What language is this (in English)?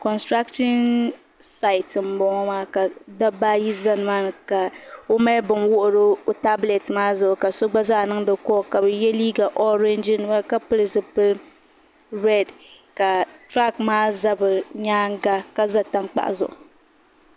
Dagbani